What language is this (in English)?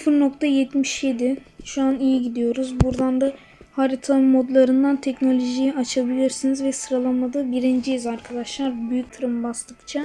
Turkish